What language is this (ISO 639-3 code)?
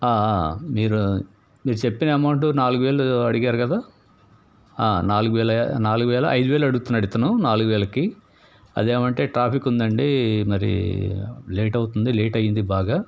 tel